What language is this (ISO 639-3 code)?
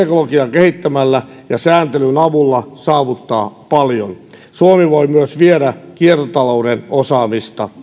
fin